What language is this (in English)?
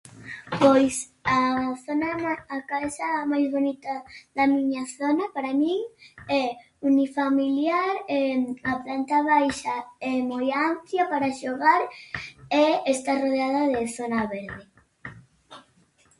Galician